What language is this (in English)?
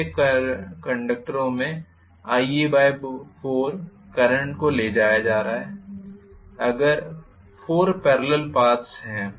Hindi